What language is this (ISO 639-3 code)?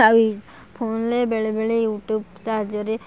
ori